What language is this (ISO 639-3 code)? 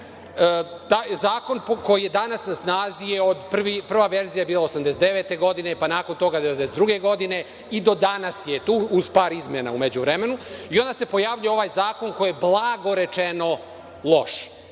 srp